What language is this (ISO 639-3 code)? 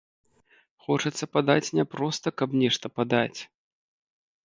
bel